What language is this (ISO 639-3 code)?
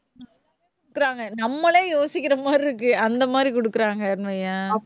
tam